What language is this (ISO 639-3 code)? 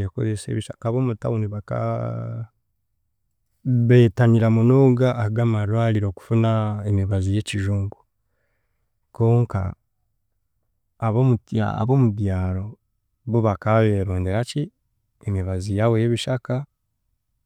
cgg